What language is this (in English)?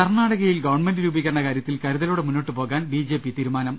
Malayalam